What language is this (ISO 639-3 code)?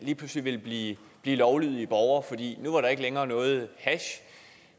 dan